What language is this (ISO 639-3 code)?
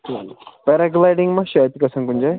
kas